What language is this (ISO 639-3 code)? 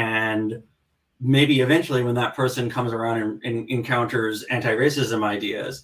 eng